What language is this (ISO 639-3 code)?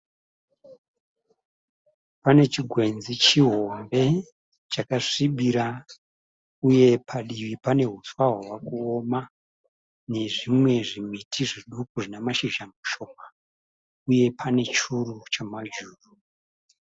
sna